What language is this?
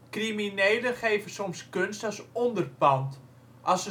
Dutch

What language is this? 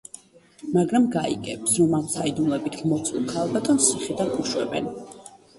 Georgian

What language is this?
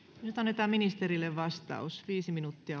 Finnish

